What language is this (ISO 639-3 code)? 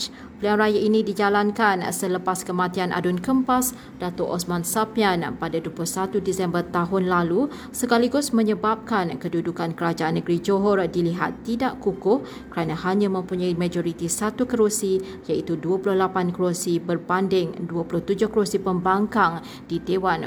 msa